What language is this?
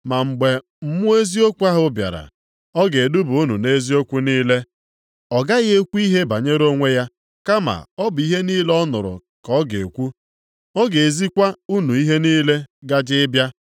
Igbo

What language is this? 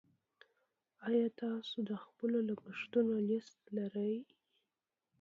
Pashto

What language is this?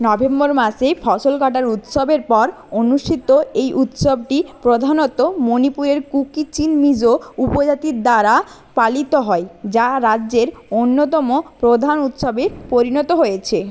Bangla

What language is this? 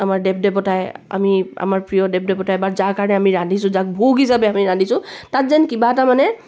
Assamese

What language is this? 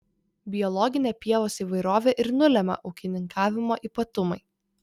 Lithuanian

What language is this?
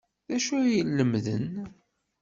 Kabyle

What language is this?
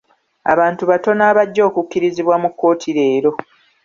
Ganda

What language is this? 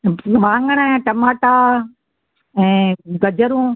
Sindhi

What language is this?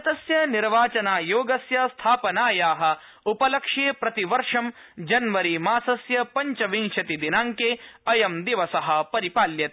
Sanskrit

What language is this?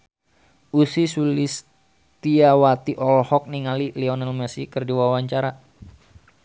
Sundanese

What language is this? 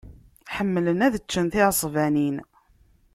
Kabyle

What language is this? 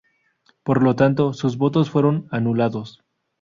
Spanish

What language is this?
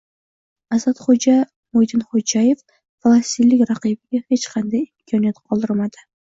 Uzbek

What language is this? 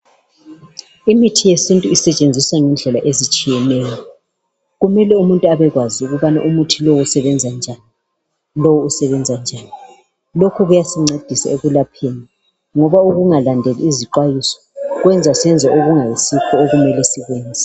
North Ndebele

